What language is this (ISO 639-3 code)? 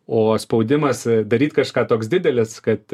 lit